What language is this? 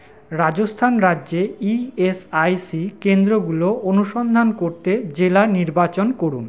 Bangla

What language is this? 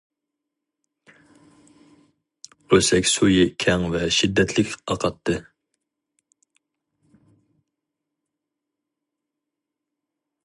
Uyghur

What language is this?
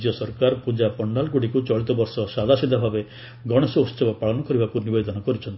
Odia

